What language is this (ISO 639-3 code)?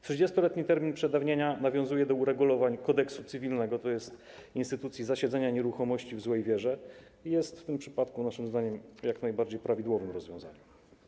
pol